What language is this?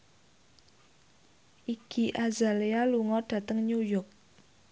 Javanese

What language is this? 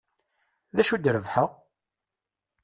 Kabyle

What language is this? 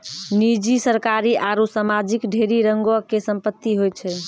Maithili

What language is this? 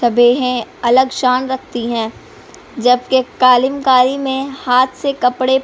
Urdu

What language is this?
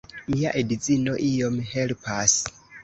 Esperanto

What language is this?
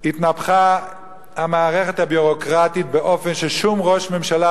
Hebrew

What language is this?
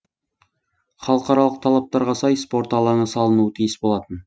Kazakh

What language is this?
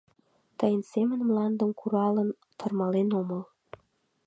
Mari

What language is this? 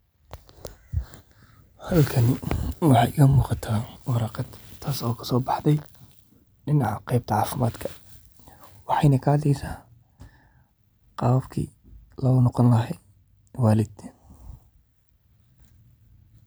Somali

